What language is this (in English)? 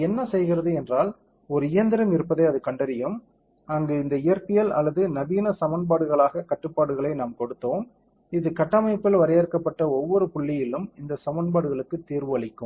Tamil